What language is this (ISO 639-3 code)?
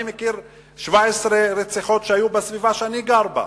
heb